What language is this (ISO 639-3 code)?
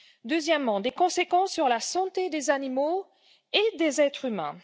fra